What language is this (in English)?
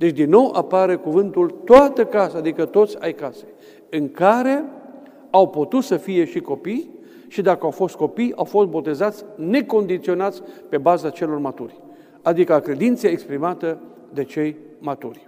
Romanian